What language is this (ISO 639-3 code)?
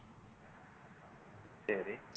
tam